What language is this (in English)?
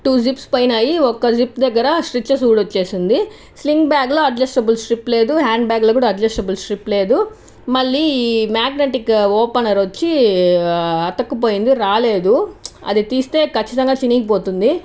Telugu